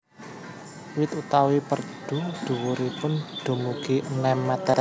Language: Javanese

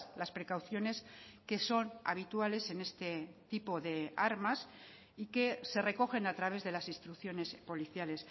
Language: Spanish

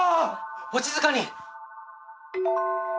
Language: Japanese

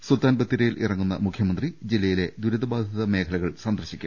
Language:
Malayalam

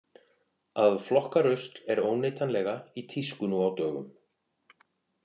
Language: Icelandic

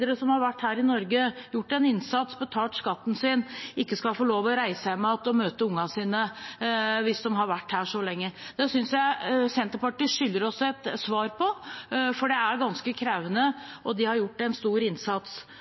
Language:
Norwegian Bokmål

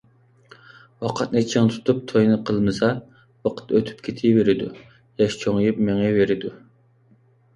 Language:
Uyghur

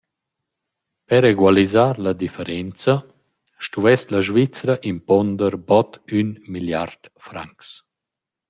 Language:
Romansh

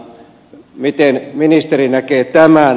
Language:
Finnish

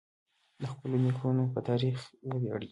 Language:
Pashto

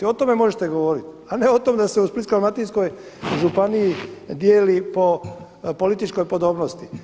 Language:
Croatian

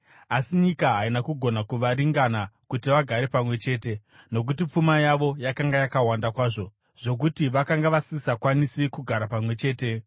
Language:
Shona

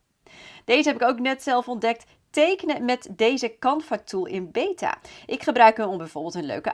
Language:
Dutch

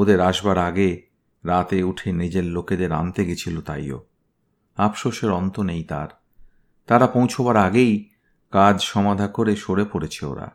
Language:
Bangla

